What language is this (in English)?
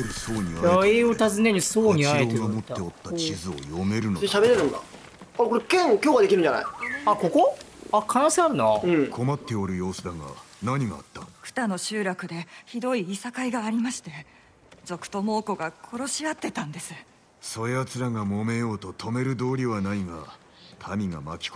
Japanese